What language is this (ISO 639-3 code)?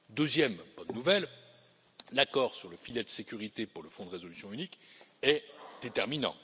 fra